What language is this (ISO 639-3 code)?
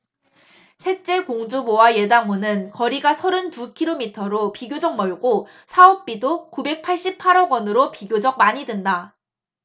kor